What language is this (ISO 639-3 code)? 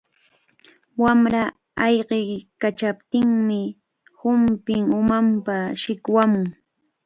qvl